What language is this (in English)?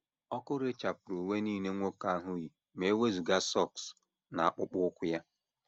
Igbo